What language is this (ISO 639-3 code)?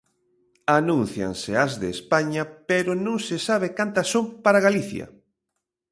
glg